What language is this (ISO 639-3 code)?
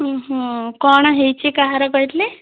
ori